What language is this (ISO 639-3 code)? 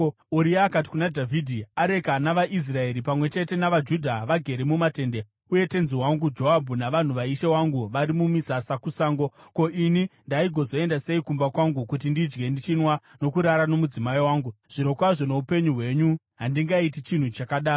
sna